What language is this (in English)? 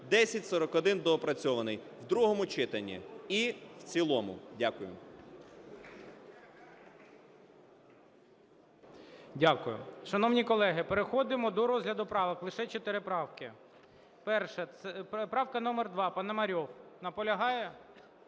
Ukrainian